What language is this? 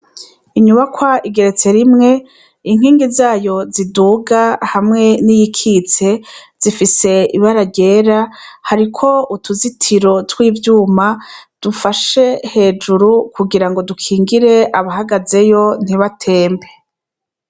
Rundi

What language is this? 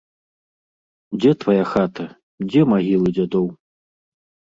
Belarusian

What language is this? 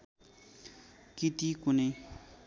Nepali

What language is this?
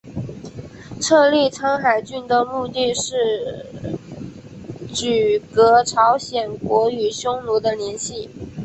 Chinese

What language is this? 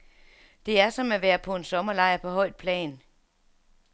Danish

